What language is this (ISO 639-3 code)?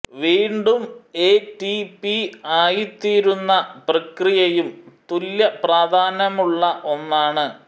mal